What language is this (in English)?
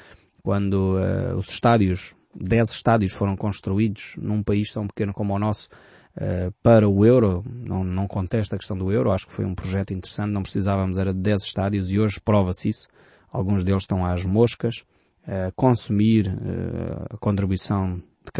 Portuguese